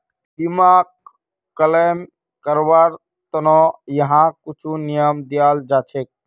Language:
Magahi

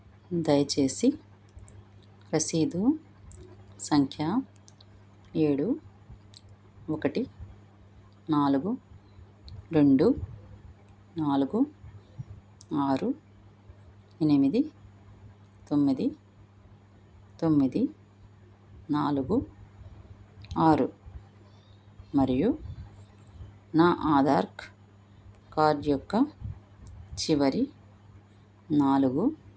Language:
Telugu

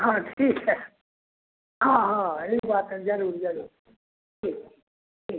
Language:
Maithili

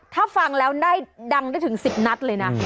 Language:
Thai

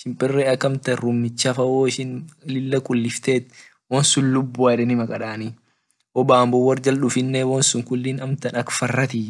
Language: Orma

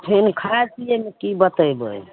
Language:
Maithili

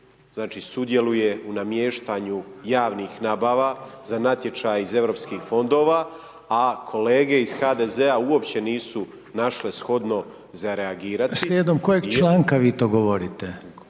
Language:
Croatian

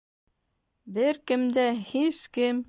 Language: Bashkir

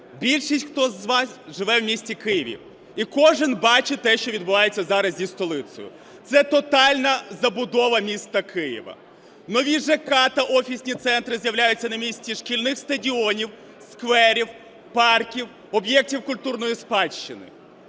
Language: Ukrainian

